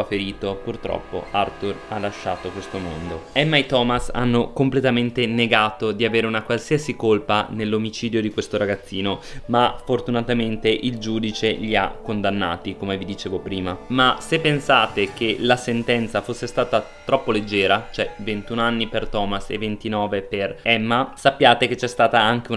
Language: Italian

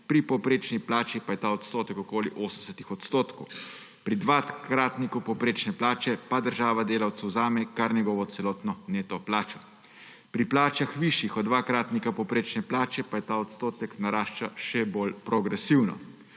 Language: Slovenian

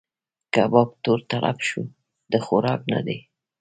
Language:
Pashto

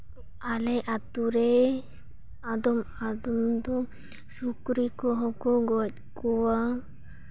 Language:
Santali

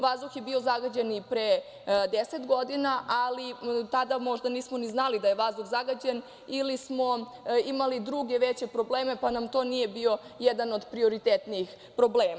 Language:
Serbian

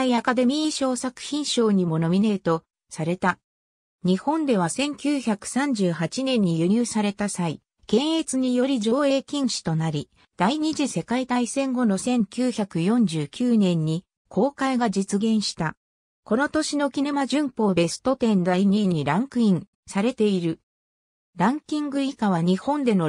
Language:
Japanese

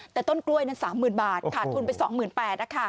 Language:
Thai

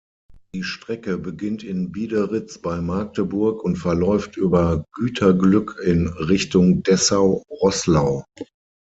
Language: German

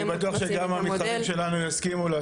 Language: Hebrew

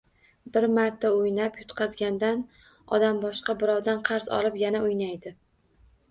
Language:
Uzbek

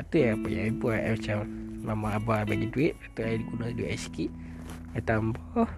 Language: Malay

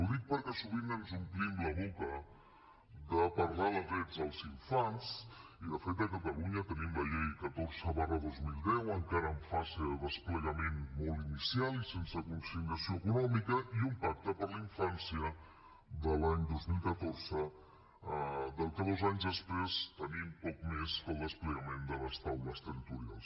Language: Catalan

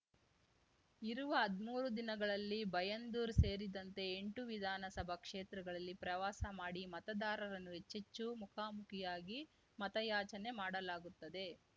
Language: Kannada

